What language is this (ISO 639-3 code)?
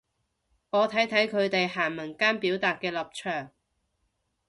yue